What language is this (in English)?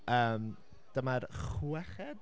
Welsh